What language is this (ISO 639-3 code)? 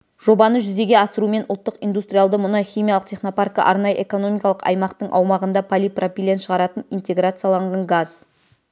kaz